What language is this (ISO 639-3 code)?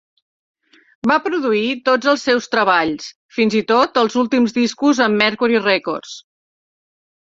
cat